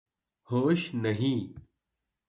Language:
Urdu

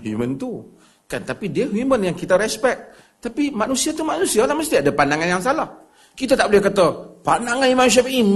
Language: Malay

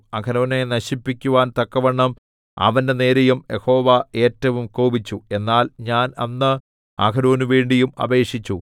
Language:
Malayalam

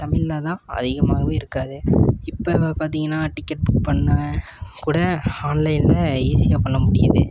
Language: Tamil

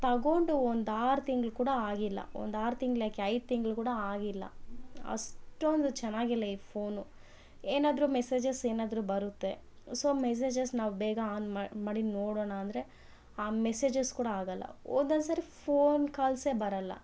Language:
Kannada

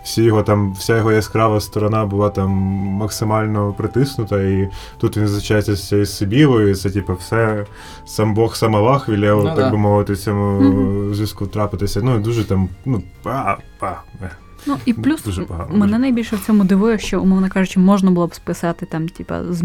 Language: Ukrainian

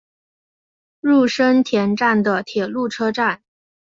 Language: Chinese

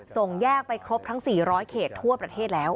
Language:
Thai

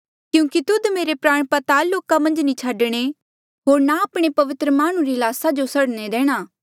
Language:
Mandeali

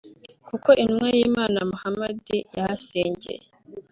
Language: Kinyarwanda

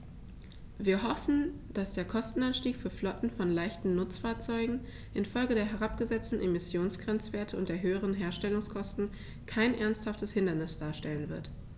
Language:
German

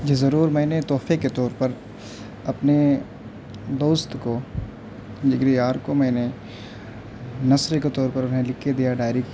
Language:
Urdu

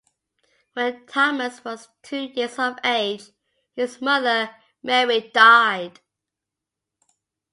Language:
English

